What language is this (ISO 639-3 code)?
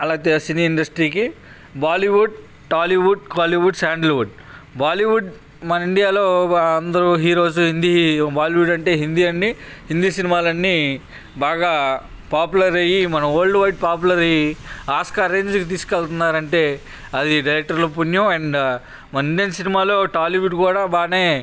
tel